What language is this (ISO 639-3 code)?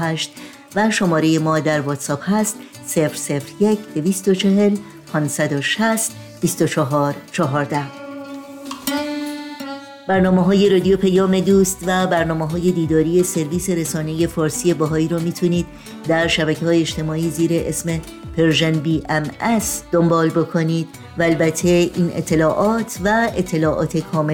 fas